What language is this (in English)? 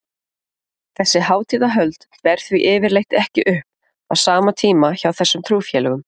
Icelandic